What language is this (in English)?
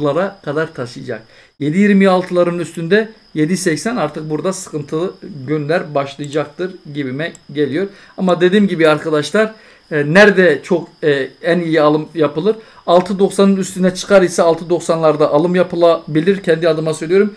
Turkish